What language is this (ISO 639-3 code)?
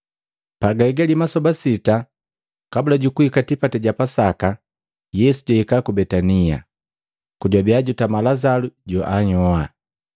mgv